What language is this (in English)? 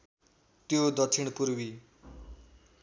Nepali